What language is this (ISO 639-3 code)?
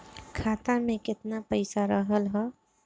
bho